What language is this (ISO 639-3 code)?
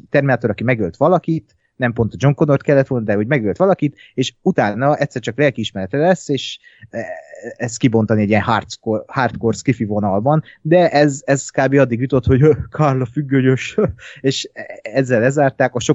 hun